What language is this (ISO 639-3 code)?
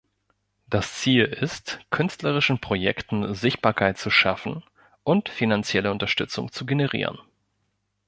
deu